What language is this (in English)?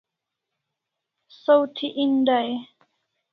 Kalasha